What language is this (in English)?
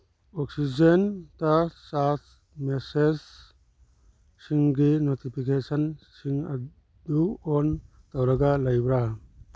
Manipuri